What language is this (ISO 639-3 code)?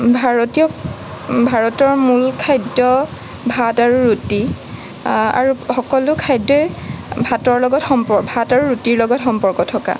asm